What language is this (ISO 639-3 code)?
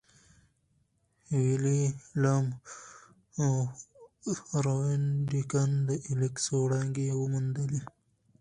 pus